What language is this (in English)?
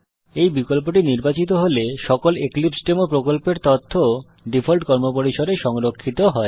Bangla